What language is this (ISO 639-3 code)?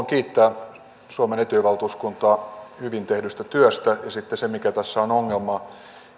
fin